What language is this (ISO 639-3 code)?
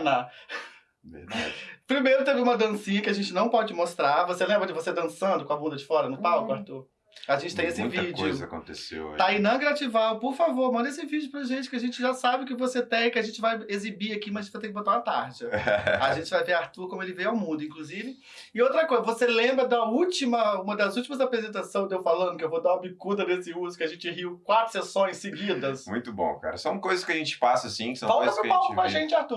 por